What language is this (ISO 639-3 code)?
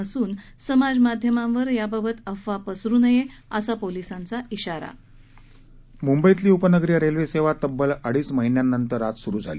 mar